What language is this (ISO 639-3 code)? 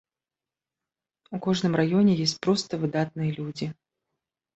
bel